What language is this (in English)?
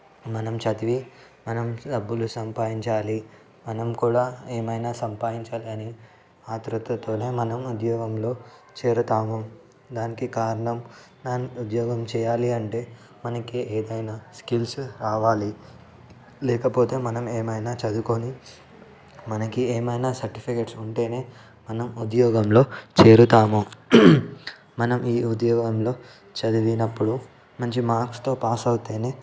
Telugu